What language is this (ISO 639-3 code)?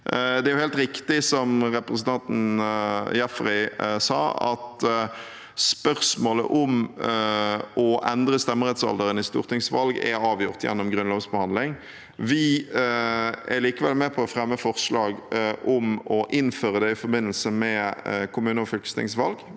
nor